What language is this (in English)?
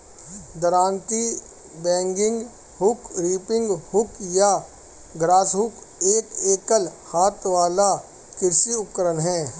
Hindi